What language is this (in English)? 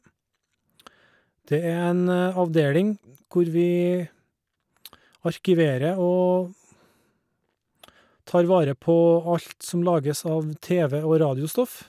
Norwegian